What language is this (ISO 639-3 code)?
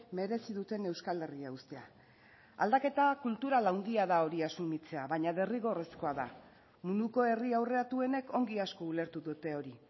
eus